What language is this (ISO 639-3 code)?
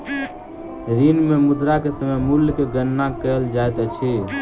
mai